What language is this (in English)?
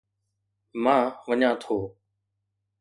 Sindhi